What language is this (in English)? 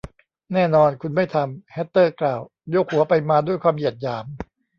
Thai